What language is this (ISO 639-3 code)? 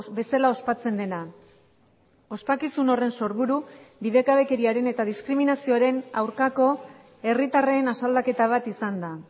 eus